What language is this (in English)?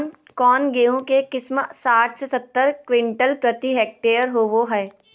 Magahi